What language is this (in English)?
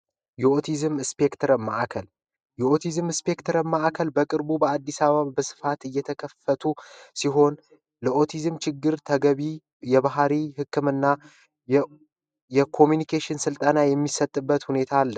Amharic